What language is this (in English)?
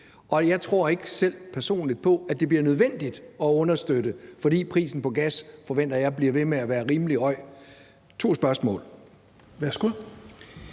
Danish